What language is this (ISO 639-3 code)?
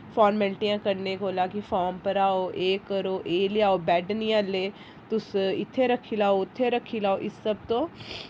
doi